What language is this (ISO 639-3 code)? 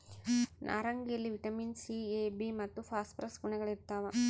kan